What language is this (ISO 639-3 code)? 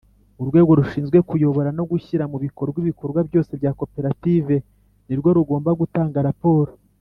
kin